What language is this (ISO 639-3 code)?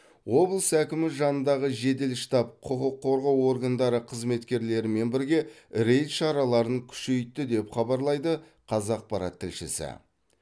kaz